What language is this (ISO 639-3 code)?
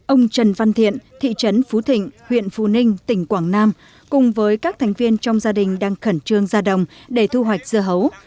vie